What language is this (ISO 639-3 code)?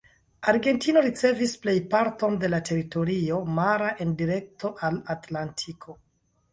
epo